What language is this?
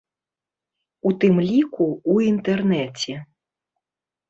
Belarusian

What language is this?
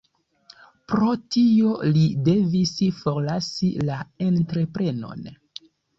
Esperanto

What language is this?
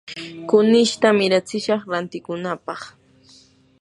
Yanahuanca Pasco Quechua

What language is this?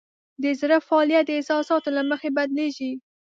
Pashto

